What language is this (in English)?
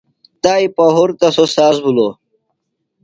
Phalura